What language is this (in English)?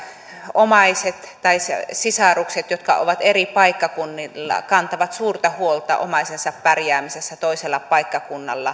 Finnish